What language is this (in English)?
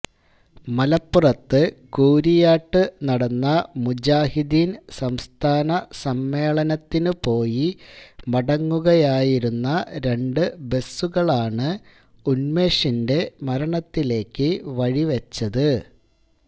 Malayalam